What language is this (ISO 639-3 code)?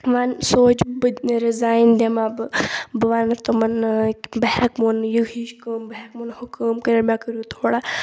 kas